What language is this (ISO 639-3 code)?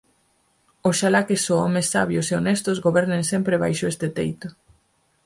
glg